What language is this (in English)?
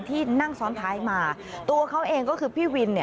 Thai